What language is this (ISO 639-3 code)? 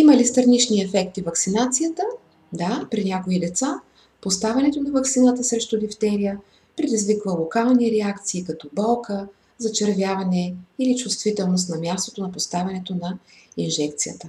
bul